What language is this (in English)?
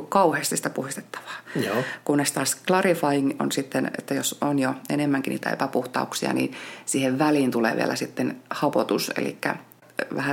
Finnish